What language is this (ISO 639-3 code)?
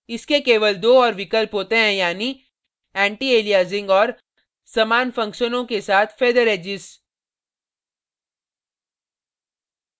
hin